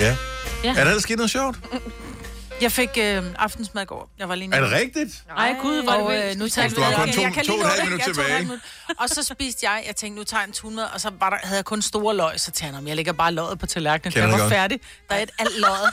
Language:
Danish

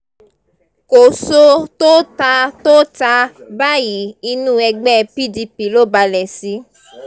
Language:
Yoruba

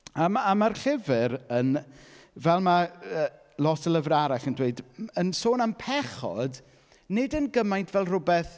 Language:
Welsh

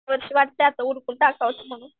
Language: Marathi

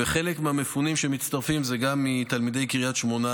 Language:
Hebrew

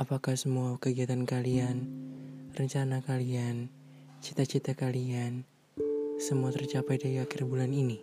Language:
Indonesian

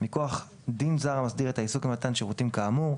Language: Hebrew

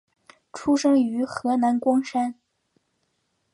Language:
Chinese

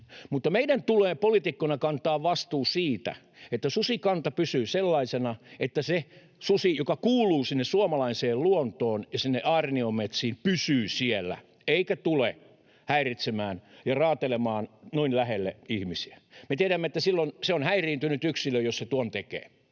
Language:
Finnish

